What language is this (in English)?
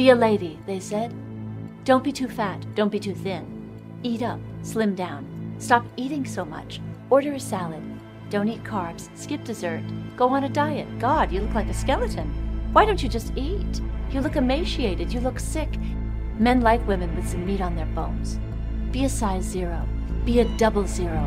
Persian